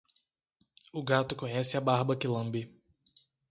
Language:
Portuguese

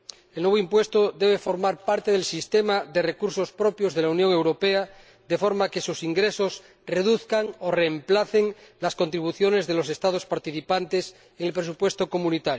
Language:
Spanish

